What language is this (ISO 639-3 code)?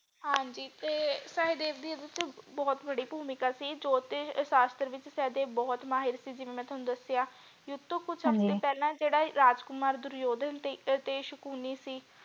pan